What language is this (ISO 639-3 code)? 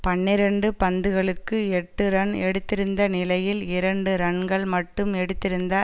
tam